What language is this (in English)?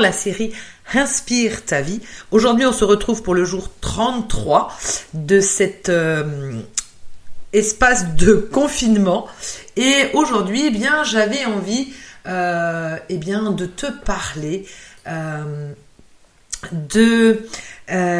French